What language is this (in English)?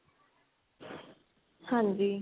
Punjabi